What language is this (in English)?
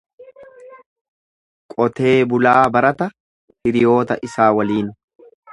Oromo